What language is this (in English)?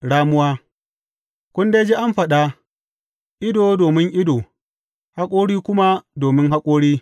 Hausa